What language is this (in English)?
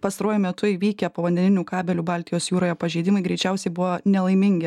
Lithuanian